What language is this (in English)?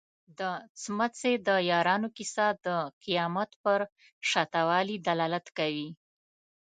Pashto